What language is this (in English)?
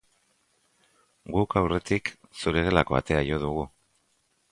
Basque